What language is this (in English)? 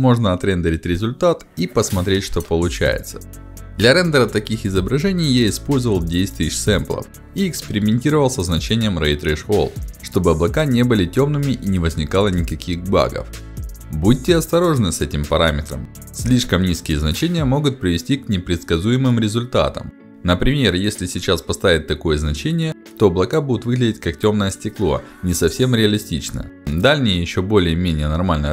Russian